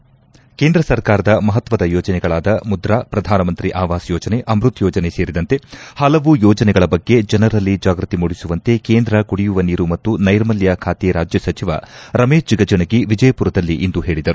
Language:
Kannada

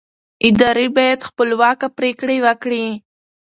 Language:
Pashto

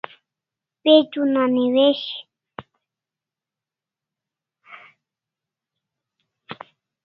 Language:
Kalasha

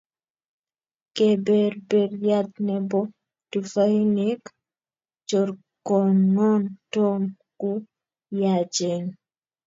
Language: Kalenjin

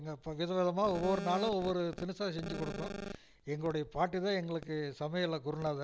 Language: Tamil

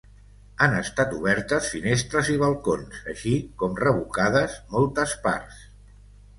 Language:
Catalan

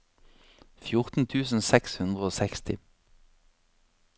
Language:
Norwegian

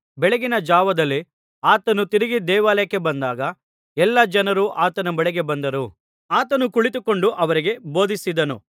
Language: Kannada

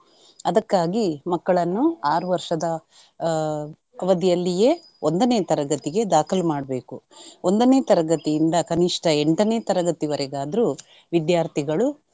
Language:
Kannada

